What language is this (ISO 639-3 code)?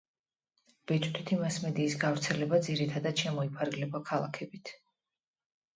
kat